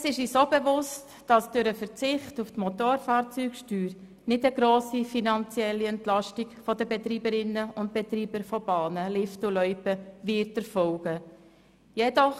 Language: Swiss German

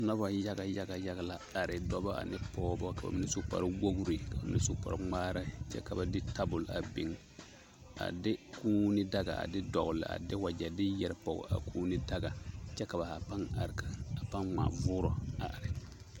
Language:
Southern Dagaare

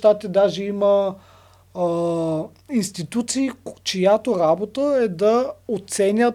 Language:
Bulgarian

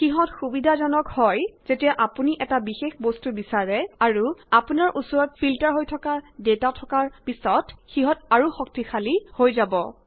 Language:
Assamese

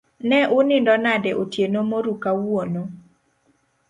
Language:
Luo (Kenya and Tanzania)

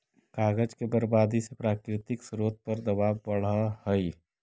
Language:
Magahi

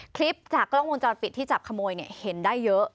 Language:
Thai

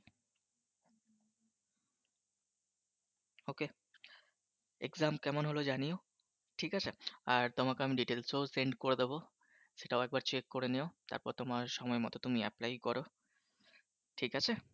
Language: Bangla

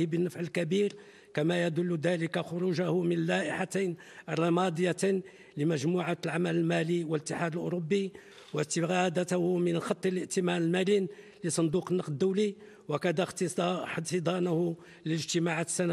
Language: Arabic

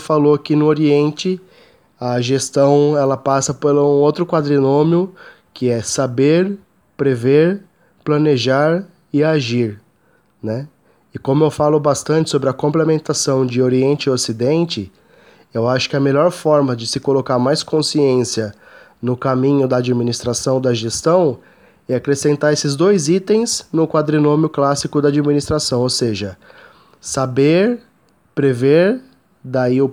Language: Portuguese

